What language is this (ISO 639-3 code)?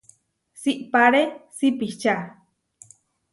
var